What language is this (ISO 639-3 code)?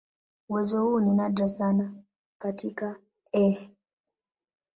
swa